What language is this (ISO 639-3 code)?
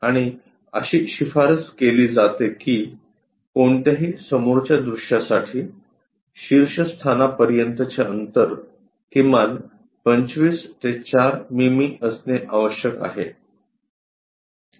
mar